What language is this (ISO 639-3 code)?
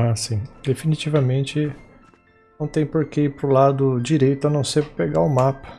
por